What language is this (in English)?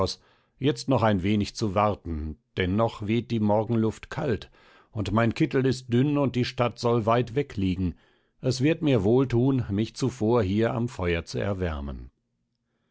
German